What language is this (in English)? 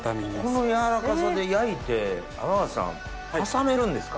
Japanese